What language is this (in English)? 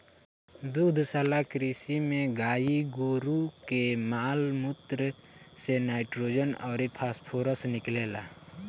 Bhojpuri